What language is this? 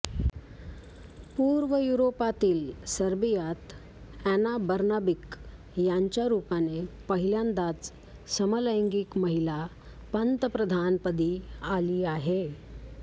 Marathi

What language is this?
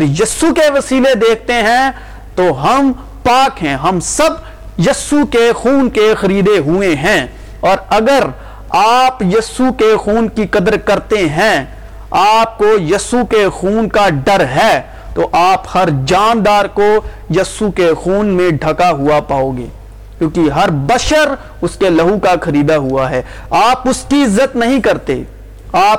Urdu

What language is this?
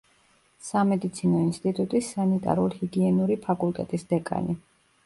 Georgian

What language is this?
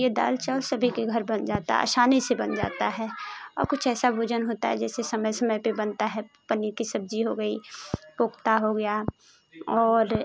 Hindi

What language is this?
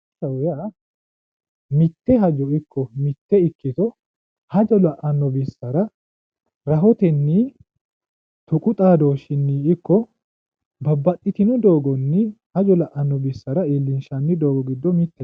Sidamo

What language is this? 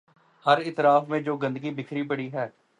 Urdu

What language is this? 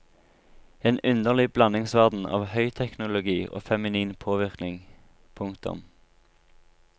Norwegian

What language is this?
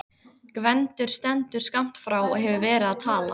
Icelandic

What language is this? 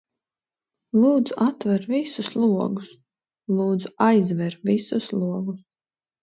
Latvian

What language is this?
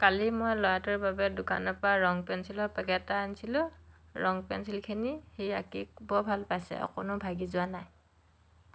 Assamese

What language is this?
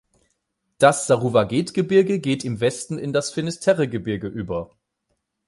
German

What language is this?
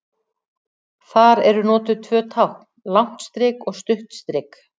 Icelandic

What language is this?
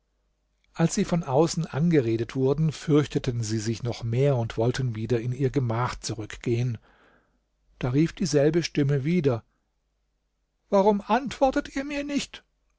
German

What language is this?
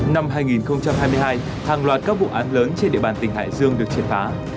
Vietnamese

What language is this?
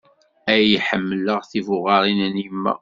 Kabyle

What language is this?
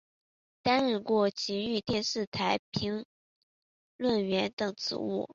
Chinese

